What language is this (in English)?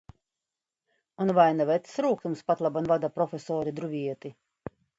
Latvian